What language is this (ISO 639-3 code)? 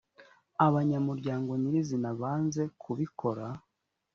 kin